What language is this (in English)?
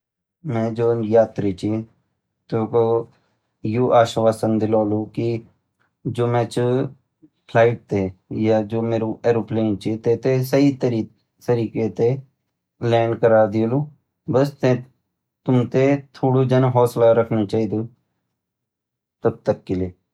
Garhwali